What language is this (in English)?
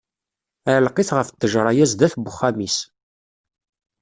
Kabyle